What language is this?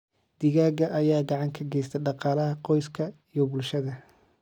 Somali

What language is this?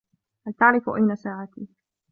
Arabic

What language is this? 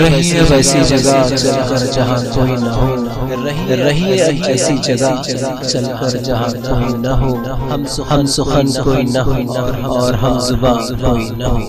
Urdu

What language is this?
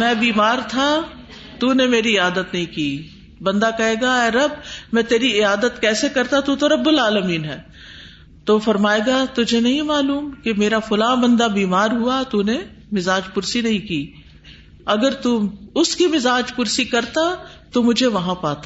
Urdu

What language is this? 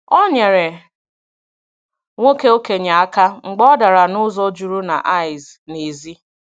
Igbo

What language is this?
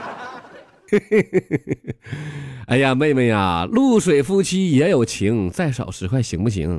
Chinese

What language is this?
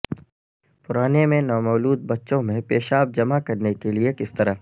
Urdu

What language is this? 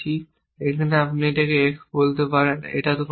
Bangla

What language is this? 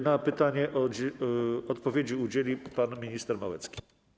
Polish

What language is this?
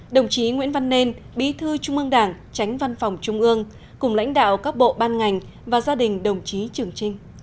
Vietnamese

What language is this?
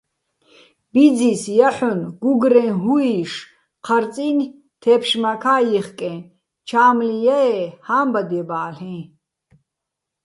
Bats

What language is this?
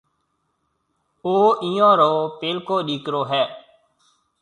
Marwari (Pakistan)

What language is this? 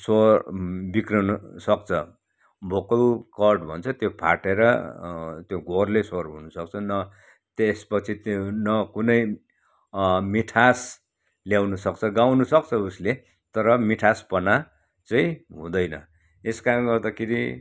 Nepali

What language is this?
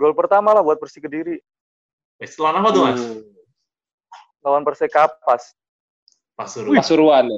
Indonesian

